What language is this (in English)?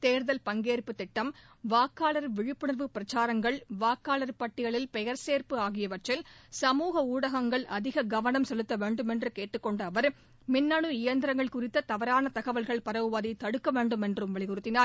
Tamil